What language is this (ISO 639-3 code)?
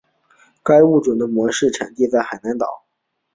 zho